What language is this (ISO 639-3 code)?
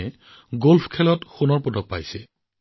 asm